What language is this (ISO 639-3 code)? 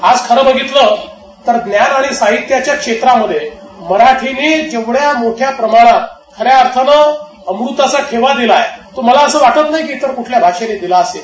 mar